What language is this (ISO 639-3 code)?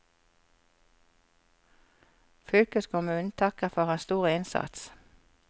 nor